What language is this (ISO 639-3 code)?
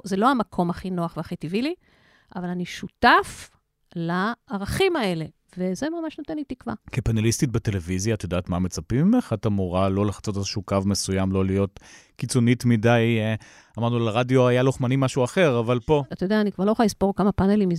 heb